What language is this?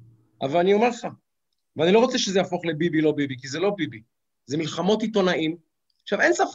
Hebrew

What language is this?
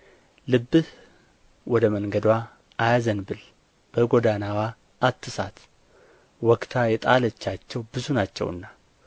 Amharic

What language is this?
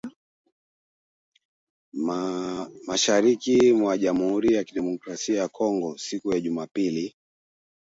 Swahili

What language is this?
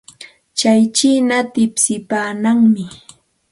Santa Ana de Tusi Pasco Quechua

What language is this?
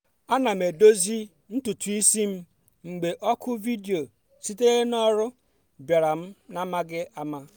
Igbo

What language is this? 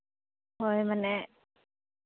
Santali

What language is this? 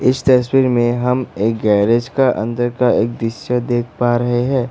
Hindi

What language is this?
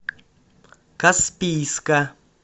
Russian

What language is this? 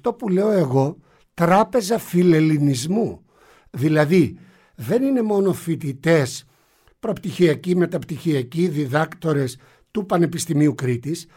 Greek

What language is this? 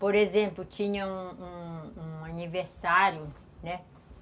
Portuguese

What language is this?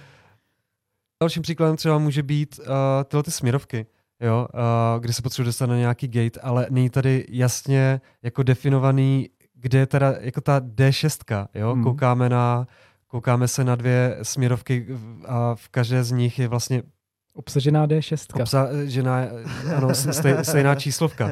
Czech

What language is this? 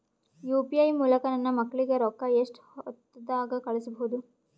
Kannada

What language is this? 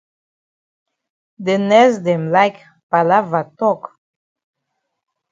Cameroon Pidgin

